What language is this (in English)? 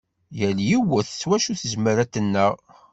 Kabyle